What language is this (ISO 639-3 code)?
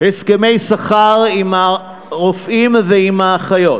heb